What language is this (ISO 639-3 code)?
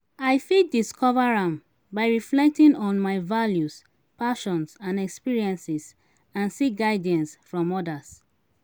pcm